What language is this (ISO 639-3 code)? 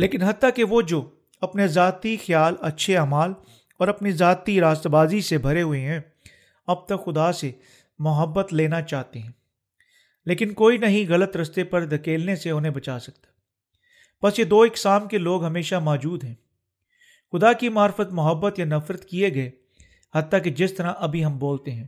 urd